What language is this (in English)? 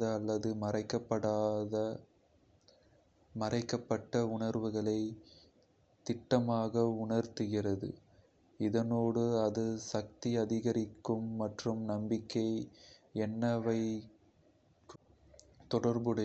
Kota (India)